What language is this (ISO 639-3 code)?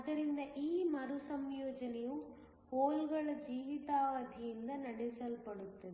kan